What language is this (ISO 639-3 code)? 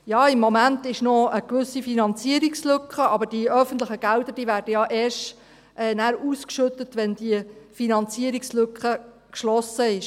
gsw